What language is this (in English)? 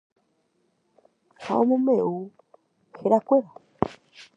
Guarani